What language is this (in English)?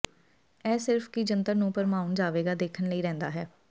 Punjabi